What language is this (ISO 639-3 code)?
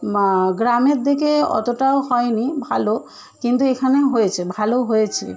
ben